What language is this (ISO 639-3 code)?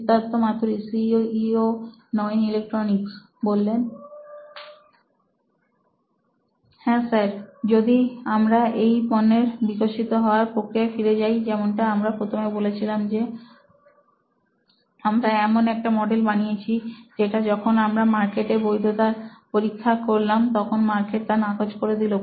ben